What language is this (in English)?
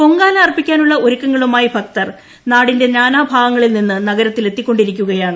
Malayalam